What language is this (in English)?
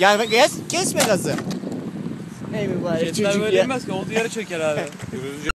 Turkish